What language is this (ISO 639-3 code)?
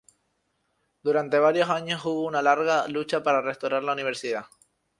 spa